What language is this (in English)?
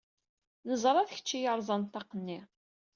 Kabyle